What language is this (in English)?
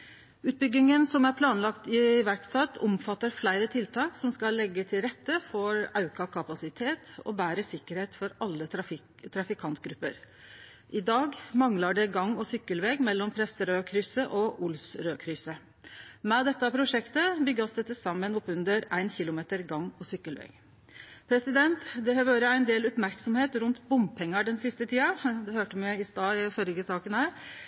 Norwegian Nynorsk